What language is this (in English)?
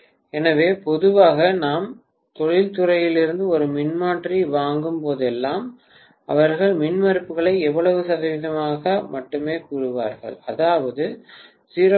Tamil